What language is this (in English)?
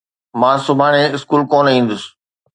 Sindhi